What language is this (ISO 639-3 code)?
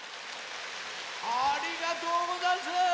jpn